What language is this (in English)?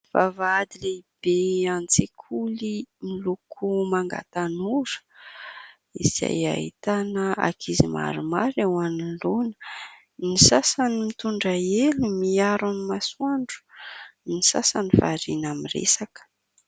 Malagasy